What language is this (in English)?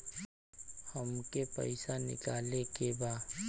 Bhojpuri